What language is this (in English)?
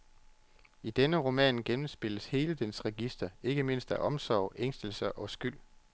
Danish